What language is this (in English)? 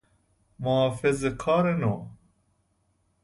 Persian